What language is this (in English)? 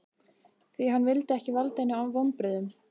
Icelandic